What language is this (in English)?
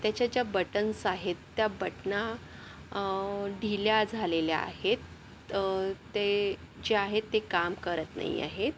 Marathi